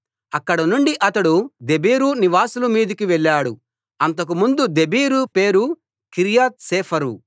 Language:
Telugu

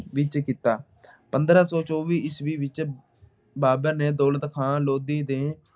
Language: Punjabi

